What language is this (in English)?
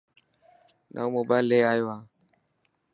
Dhatki